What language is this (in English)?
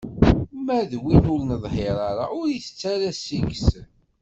Kabyle